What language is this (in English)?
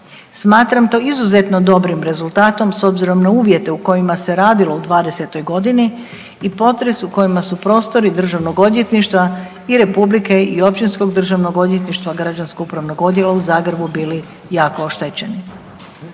Croatian